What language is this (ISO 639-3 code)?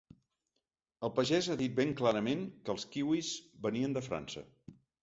cat